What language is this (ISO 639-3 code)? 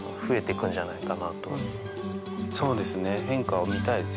jpn